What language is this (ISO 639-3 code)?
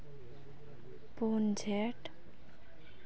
sat